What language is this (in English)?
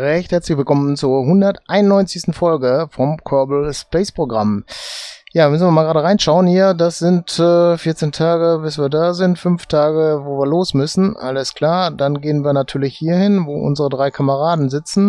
German